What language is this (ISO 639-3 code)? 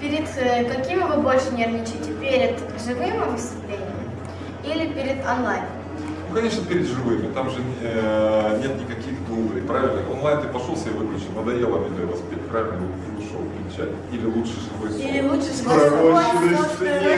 rus